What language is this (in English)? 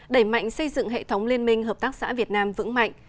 Vietnamese